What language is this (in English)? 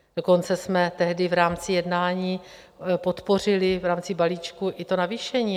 Czech